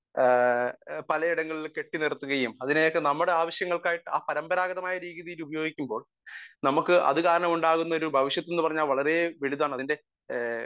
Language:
Malayalam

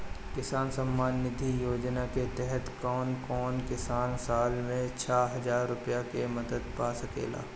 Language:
Bhojpuri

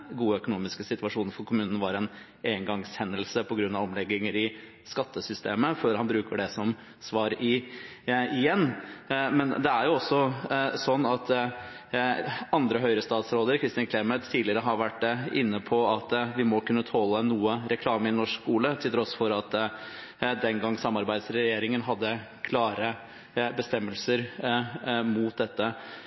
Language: Norwegian Bokmål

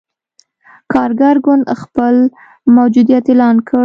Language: Pashto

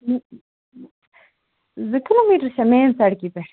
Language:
Kashmiri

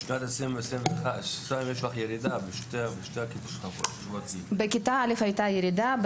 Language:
Hebrew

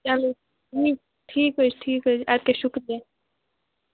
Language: Kashmiri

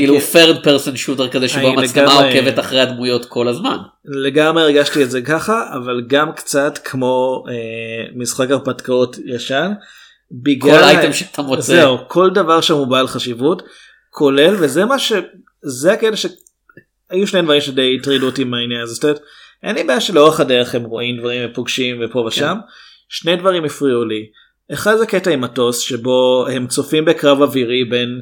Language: Hebrew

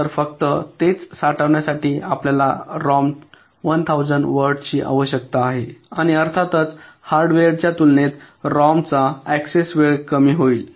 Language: Marathi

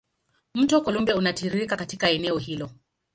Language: Swahili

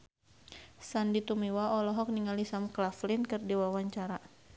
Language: Sundanese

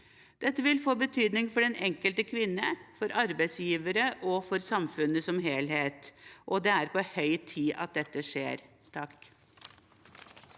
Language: Norwegian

